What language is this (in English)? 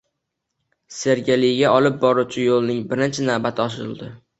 Uzbek